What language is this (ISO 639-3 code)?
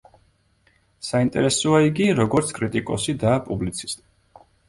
kat